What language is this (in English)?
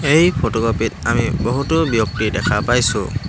Assamese